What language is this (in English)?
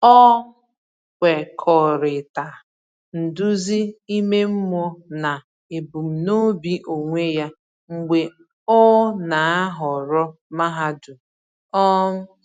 Igbo